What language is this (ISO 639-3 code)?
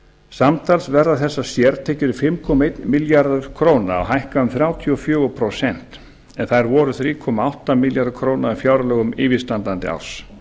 isl